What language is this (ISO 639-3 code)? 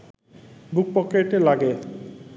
ben